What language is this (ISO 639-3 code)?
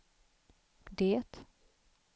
swe